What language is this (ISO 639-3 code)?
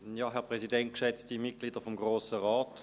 gsw